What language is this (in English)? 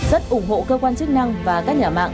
Vietnamese